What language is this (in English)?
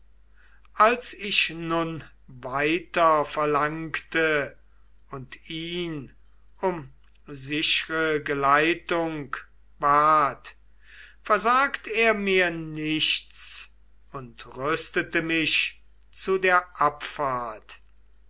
German